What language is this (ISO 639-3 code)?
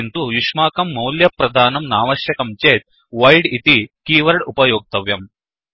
san